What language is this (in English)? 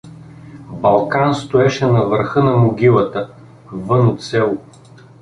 Bulgarian